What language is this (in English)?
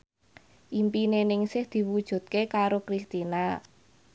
Javanese